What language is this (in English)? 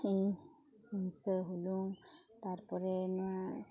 Santali